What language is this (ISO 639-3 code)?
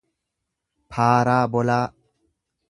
orm